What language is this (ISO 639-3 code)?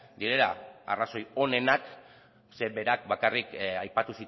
eus